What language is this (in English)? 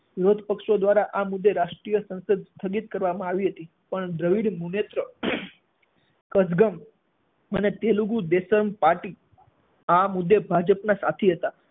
Gujarati